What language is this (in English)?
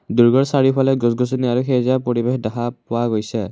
Assamese